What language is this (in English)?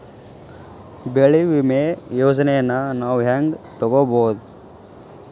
Kannada